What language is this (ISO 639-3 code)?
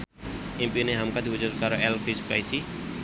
jav